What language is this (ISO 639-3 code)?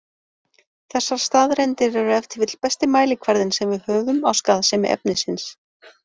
isl